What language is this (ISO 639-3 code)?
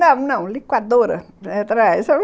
por